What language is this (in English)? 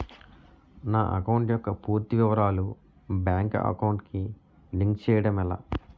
Telugu